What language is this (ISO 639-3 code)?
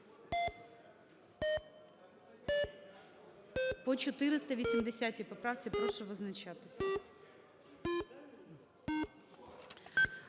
ukr